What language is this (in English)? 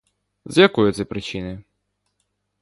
Ukrainian